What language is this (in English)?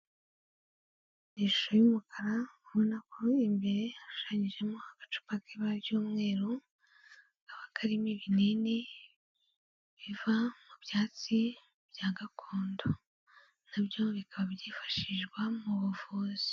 Kinyarwanda